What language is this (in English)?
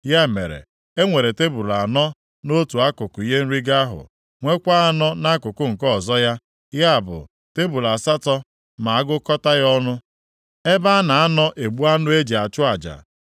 Igbo